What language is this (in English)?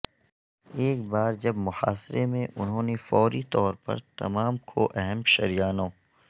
Urdu